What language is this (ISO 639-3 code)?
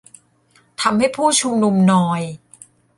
tha